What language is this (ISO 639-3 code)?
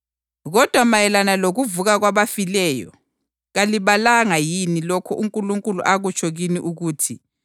nde